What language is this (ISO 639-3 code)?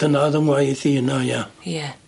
cym